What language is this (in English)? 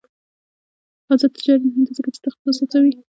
Pashto